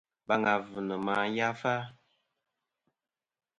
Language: Kom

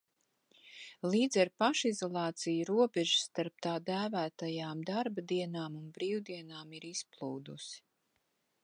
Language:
Latvian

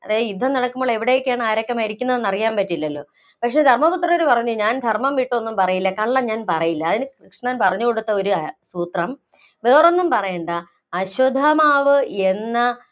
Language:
Malayalam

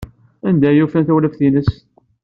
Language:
Kabyle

